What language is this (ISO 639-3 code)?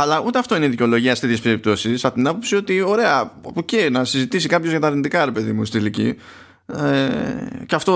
ell